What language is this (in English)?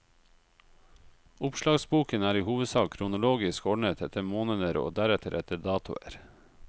Norwegian